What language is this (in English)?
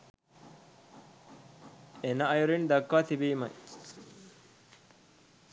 Sinhala